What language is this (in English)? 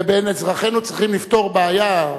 Hebrew